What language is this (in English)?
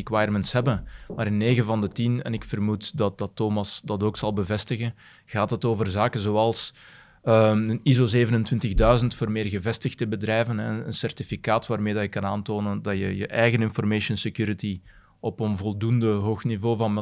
Dutch